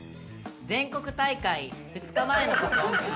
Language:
Japanese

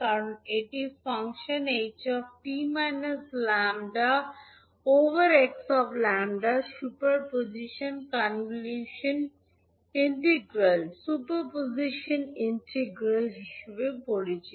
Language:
Bangla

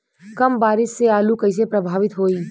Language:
Bhojpuri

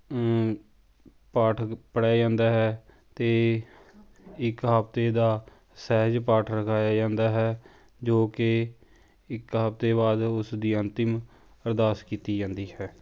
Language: Punjabi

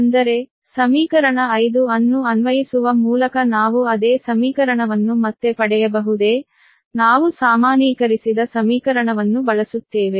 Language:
Kannada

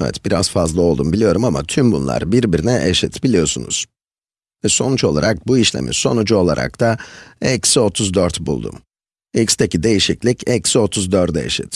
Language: Turkish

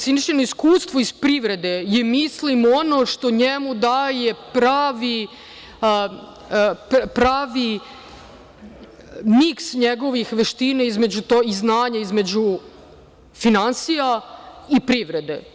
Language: Serbian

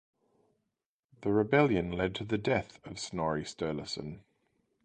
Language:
English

